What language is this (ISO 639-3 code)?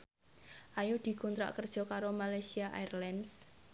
jav